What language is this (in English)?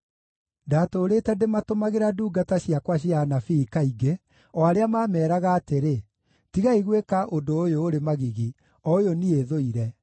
Kikuyu